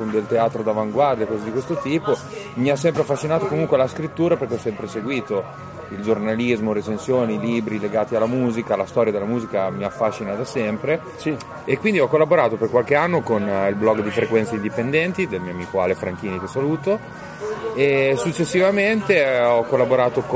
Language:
Italian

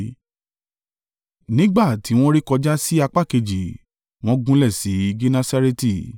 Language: Yoruba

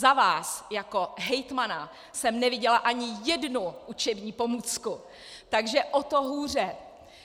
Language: Czech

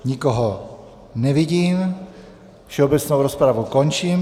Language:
Czech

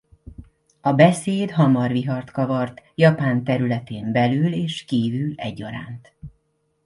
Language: Hungarian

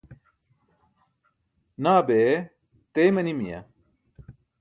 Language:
Burushaski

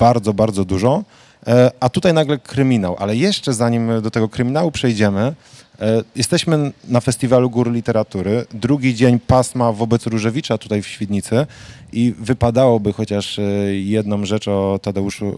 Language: Polish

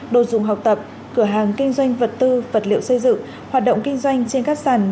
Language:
Vietnamese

